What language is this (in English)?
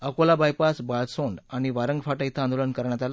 Marathi